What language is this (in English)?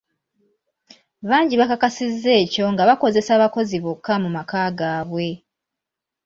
Ganda